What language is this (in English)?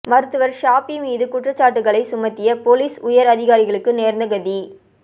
Tamil